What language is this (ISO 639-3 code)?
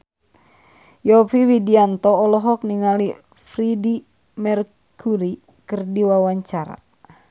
sun